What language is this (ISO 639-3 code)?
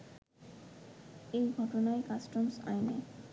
ben